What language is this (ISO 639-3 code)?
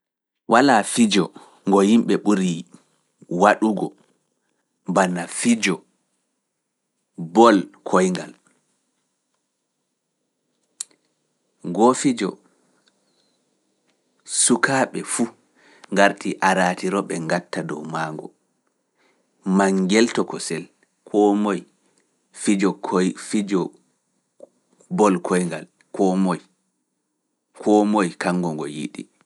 ful